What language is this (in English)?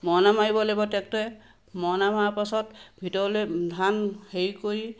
Assamese